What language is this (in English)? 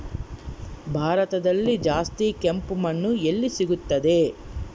Kannada